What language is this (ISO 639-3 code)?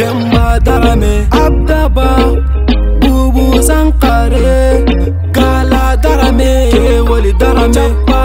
fra